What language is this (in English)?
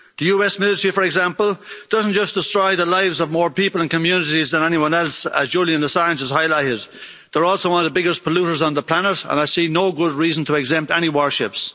English